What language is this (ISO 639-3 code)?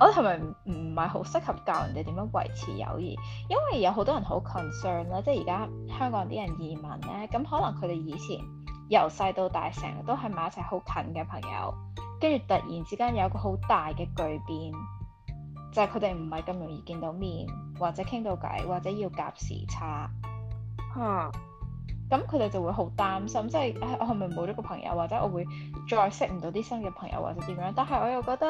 zho